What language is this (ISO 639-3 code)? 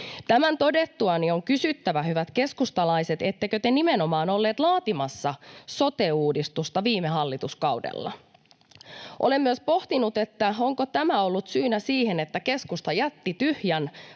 fin